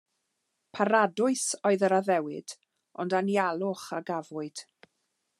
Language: Welsh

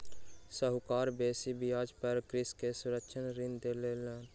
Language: Maithili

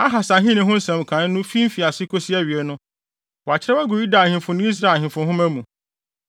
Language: Akan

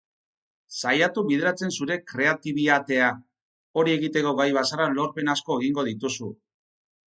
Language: Basque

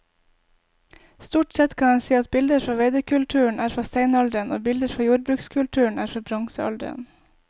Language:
Norwegian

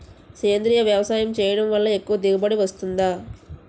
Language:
Telugu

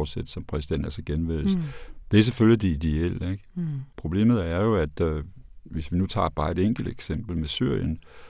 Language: Danish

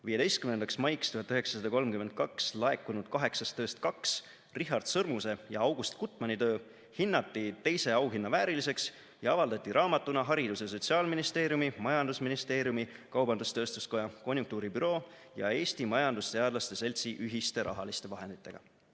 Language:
Estonian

